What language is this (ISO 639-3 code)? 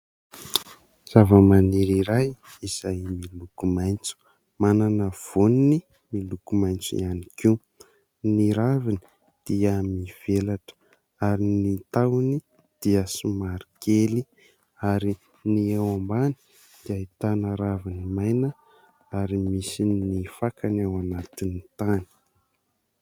mlg